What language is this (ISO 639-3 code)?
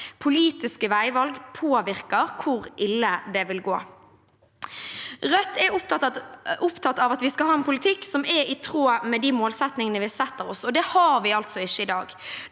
nor